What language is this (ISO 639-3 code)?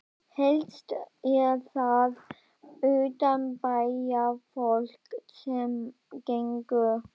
isl